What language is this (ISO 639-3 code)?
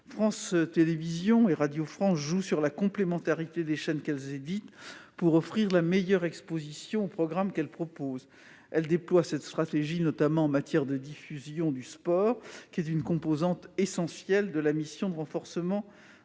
fra